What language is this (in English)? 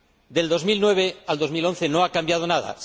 Spanish